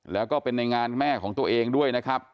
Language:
Thai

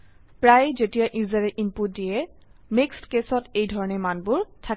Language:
Assamese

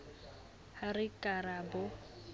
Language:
Southern Sotho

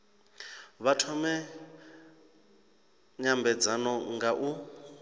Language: Venda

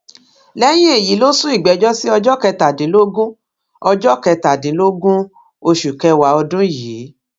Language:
Yoruba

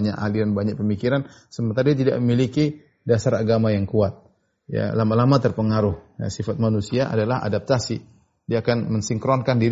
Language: Indonesian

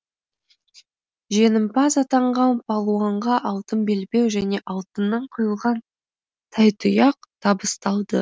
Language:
Kazakh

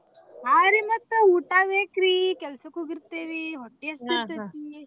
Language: Kannada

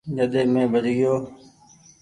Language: Goaria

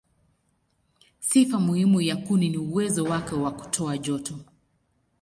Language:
Swahili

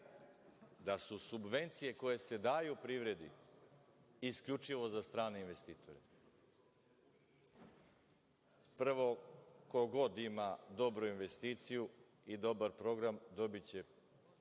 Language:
Serbian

